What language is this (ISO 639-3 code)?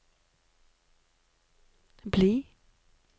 nor